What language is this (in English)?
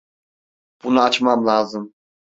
Turkish